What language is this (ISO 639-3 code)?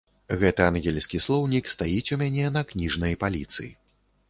bel